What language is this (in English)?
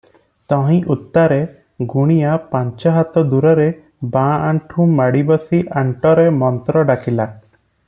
Odia